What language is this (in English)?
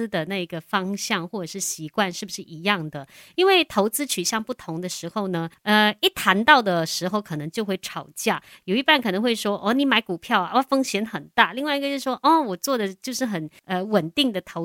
Chinese